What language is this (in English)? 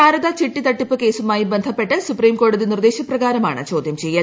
Malayalam